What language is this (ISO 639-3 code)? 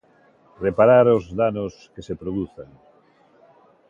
glg